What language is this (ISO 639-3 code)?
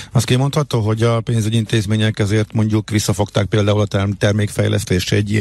hun